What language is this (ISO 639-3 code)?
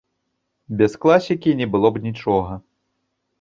bel